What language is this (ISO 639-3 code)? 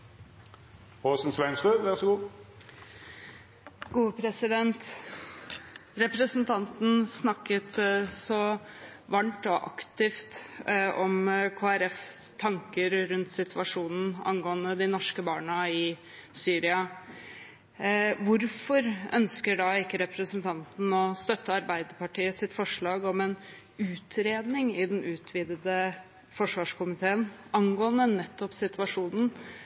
nob